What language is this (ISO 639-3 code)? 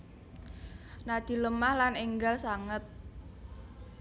jav